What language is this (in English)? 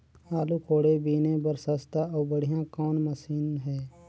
Chhattisgarhi